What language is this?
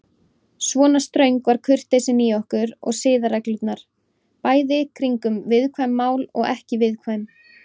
Icelandic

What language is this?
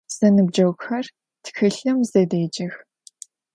Adyghe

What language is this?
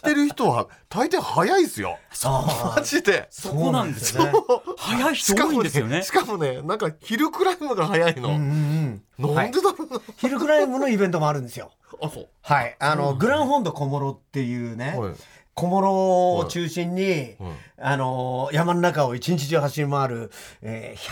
Japanese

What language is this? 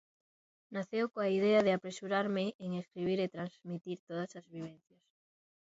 Galician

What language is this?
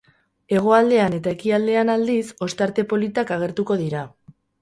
Basque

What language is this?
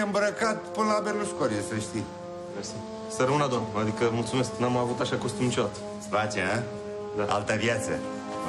Romanian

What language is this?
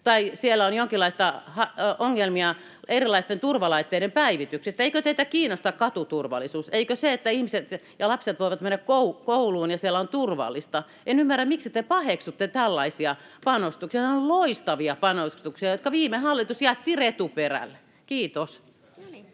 Finnish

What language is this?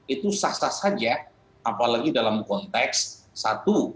Indonesian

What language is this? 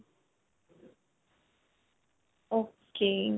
Punjabi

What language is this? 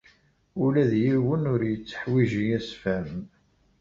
Kabyle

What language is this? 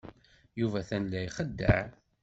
Kabyle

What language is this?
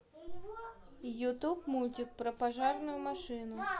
Russian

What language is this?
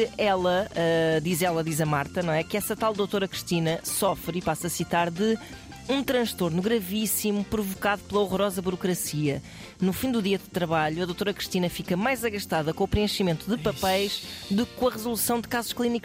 Portuguese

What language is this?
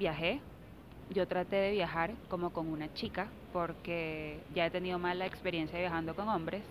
Spanish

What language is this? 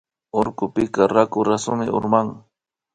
Imbabura Highland Quichua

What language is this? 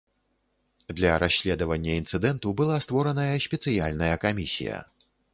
Belarusian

